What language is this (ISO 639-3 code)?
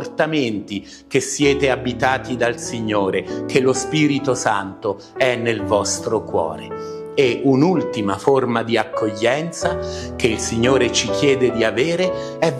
ita